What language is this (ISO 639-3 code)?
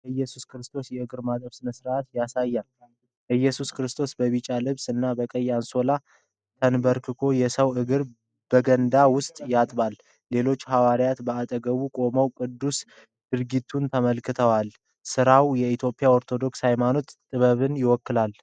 amh